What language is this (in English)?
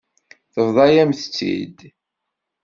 Kabyle